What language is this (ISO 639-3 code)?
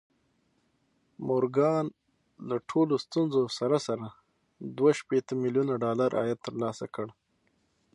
pus